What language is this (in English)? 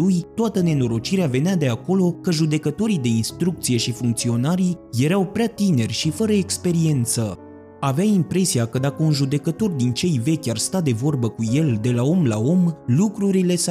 Romanian